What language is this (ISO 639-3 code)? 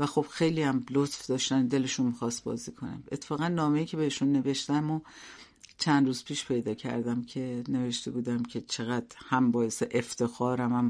fas